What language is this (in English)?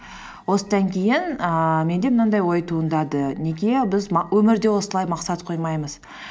Kazakh